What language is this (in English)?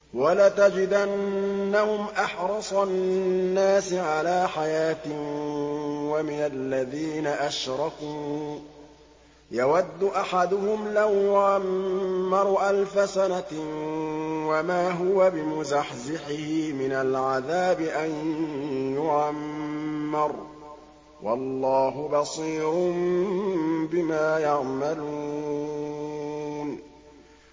Arabic